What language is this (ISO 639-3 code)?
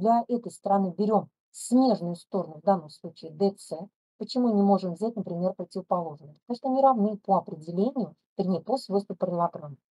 rus